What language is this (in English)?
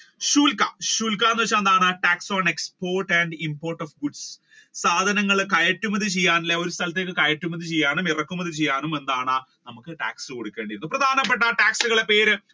Malayalam